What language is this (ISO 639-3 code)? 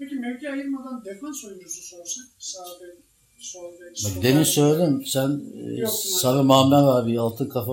tur